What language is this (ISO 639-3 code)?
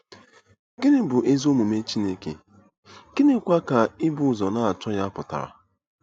ibo